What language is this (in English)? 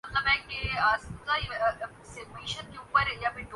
Urdu